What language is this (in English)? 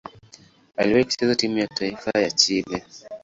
Swahili